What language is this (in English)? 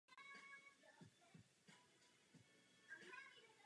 Czech